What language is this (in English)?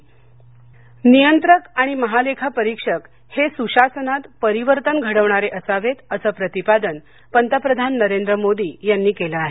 Marathi